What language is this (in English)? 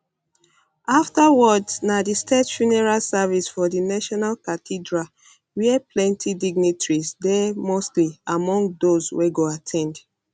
Nigerian Pidgin